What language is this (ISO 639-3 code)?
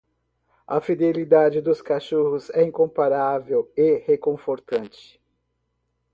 por